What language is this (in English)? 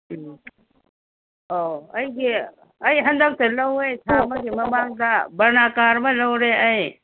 Manipuri